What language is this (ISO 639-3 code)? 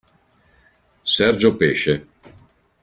ita